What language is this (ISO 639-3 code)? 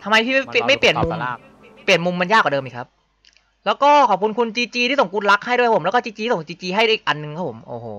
tha